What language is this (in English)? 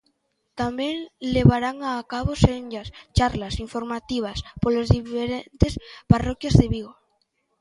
Galician